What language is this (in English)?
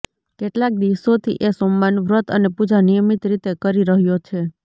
Gujarati